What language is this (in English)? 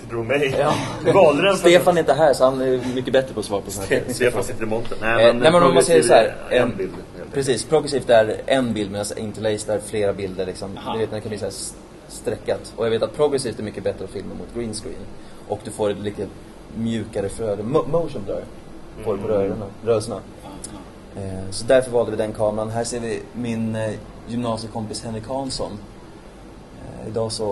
Swedish